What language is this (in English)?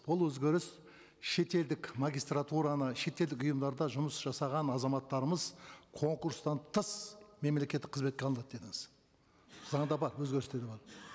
Kazakh